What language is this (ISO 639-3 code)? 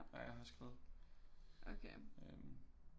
dan